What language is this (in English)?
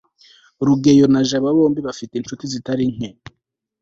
Kinyarwanda